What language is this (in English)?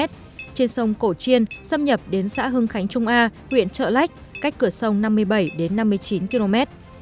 Vietnamese